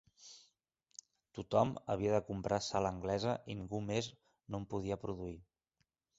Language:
Catalan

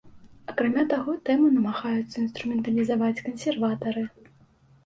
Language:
Belarusian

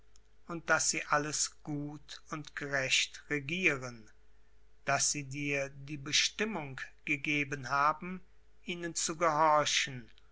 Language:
German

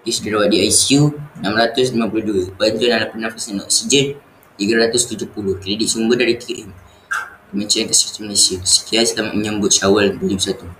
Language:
Malay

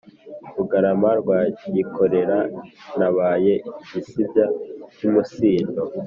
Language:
Kinyarwanda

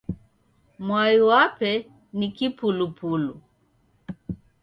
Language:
Taita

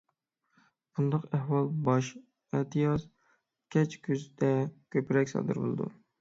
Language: Uyghur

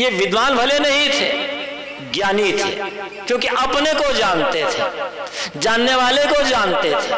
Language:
Hindi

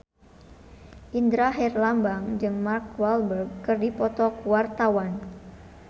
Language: Sundanese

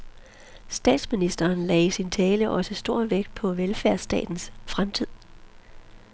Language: Danish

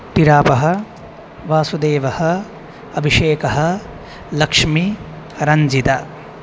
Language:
Sanskrit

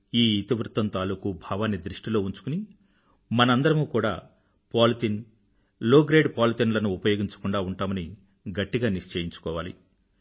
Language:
Telugu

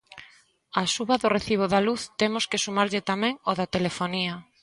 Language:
Galician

